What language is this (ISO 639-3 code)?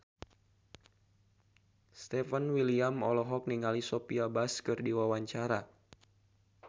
sun